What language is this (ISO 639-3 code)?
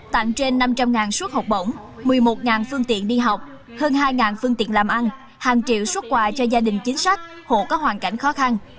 vie